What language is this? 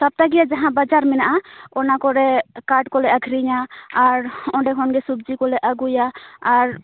Santali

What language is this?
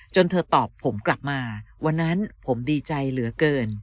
Thai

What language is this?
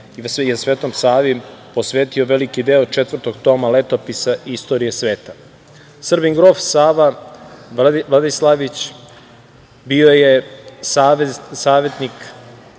Serbian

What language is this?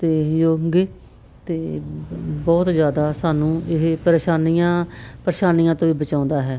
Punjabi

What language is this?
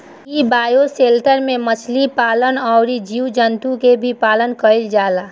Bhojpuri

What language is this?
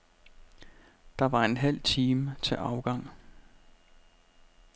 Danish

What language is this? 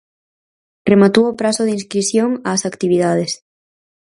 Galician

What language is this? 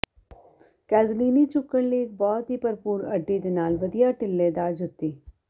Punjabi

